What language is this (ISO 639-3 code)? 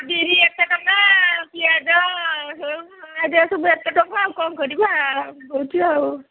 ori